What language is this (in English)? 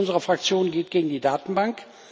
German